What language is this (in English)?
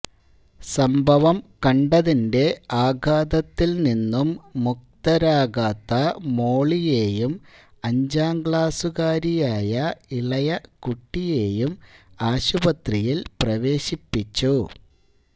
Malayalam